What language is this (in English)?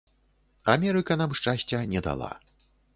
Belarusian